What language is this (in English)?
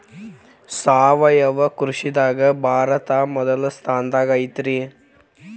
Kannada